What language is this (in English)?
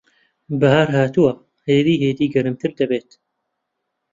Central Kurdish